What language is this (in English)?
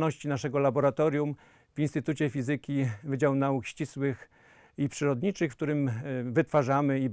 Polish